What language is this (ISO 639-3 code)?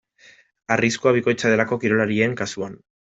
eus